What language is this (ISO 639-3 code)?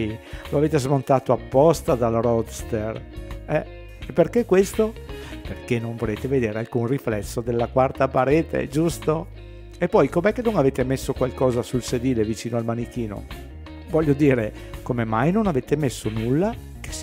ita